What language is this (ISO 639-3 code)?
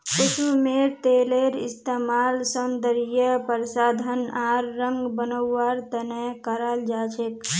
mag